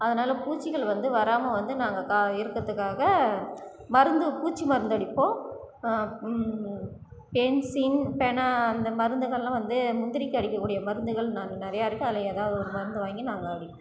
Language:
Tamil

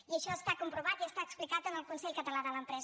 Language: Catalan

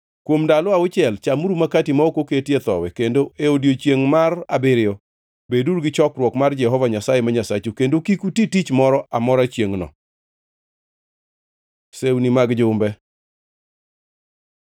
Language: Luo (Kenya and Tanzania)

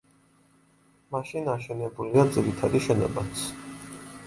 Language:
Georgian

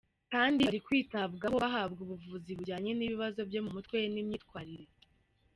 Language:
Kinyarwanda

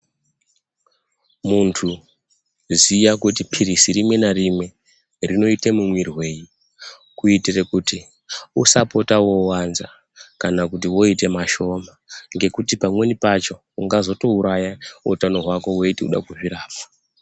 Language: Ndau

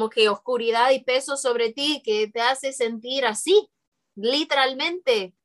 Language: Spanish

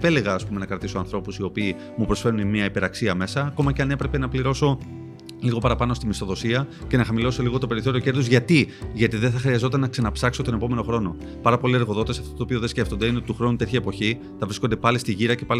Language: Greek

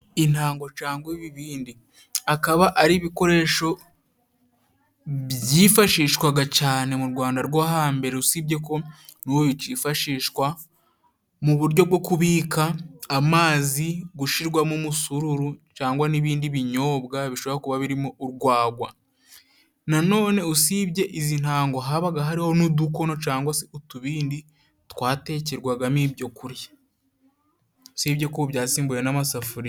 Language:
Kinyarwanda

